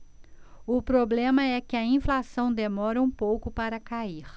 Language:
Portuguese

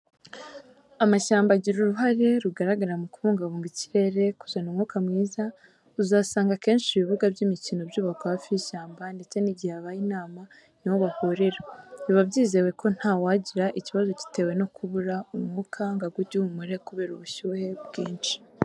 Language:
Kinyarwanda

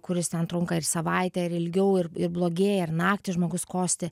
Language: Lithuanian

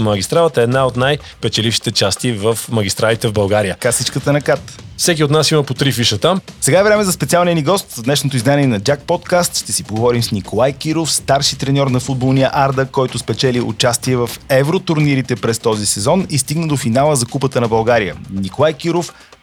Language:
Bulgarian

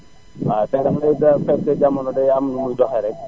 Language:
Wolof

